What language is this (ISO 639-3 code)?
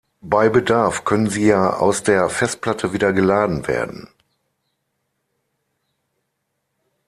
deu